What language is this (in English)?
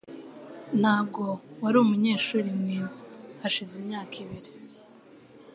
Kinyarwanda